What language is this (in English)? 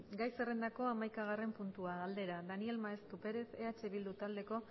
Basque